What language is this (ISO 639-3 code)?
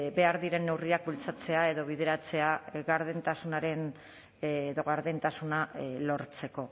eus